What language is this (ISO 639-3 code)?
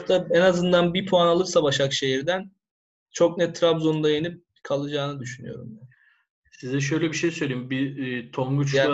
tur